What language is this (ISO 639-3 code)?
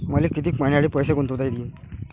mar